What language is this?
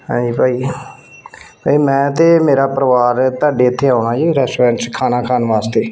Punjabi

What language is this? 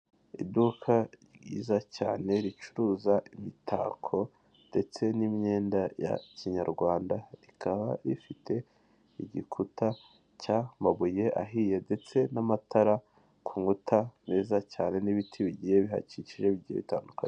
Kinyarwanda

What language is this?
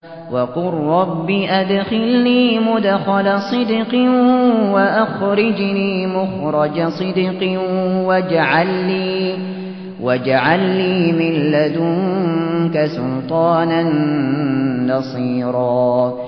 Arabic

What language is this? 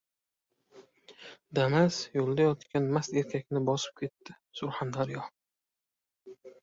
Uzbek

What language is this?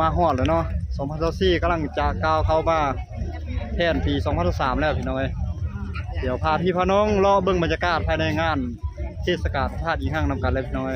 Thai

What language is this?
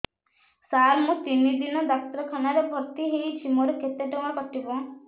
Odia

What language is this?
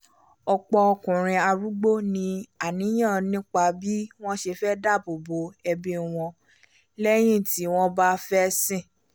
Yoruba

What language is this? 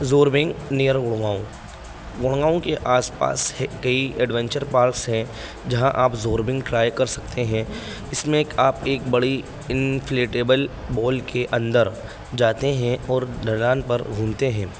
Urdu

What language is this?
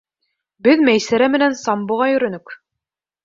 Bashkir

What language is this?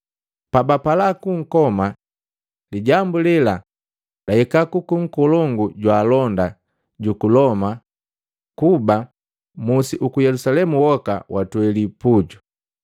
Matengo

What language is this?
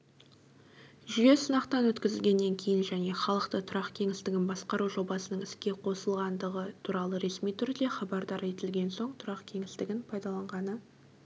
Kazakh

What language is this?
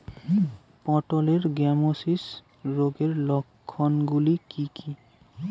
Bangla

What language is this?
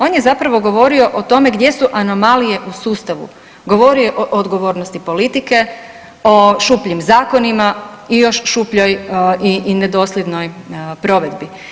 Croatian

